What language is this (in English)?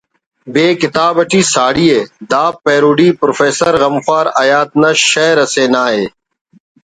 Brahui